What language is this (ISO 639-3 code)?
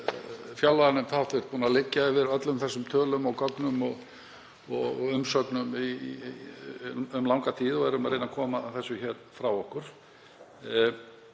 isl